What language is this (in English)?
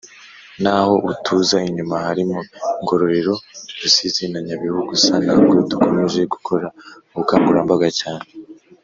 Kinyarwanda